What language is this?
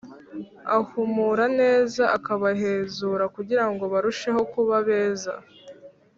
Kinyarwanda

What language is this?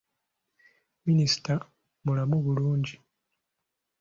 Ganda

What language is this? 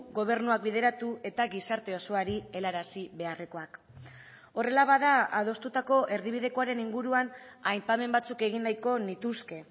Basque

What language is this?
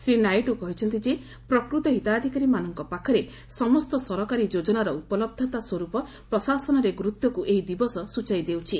Odia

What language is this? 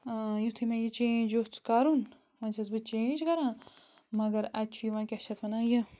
Kashmiri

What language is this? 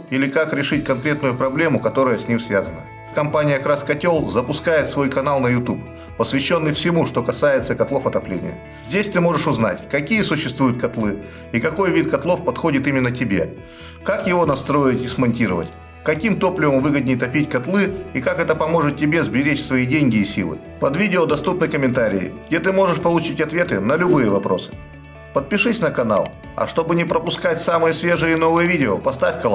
Russian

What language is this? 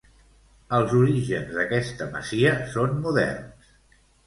Catalan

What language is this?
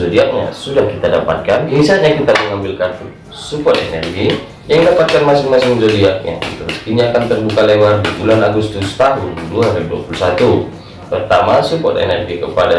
Indonesian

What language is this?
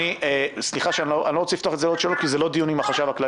Hebrew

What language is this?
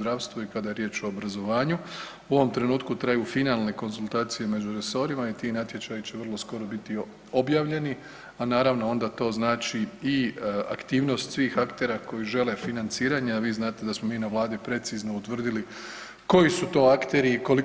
Croatian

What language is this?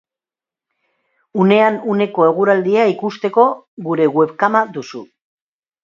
Basque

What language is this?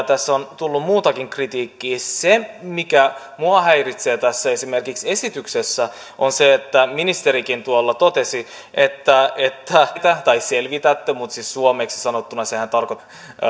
Finnish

